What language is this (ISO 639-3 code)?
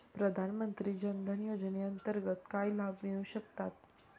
mar